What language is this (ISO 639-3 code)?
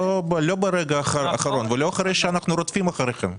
heb